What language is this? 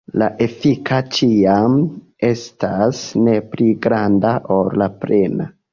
Esperanto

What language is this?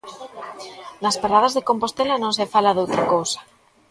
Galician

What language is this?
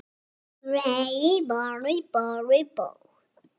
Icelandic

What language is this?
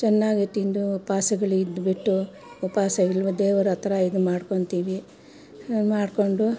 Kannada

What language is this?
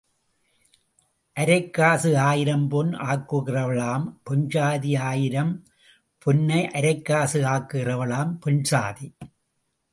Tamil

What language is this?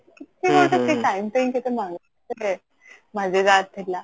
Odia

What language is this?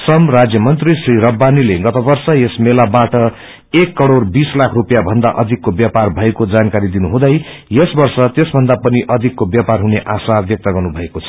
Nepali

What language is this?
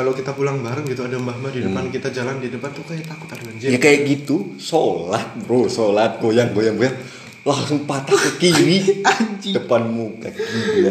Indonesian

